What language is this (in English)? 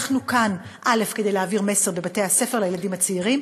Hebrew